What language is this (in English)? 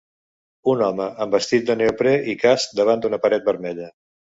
Catalan